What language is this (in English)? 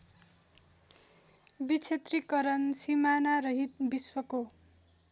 Nepali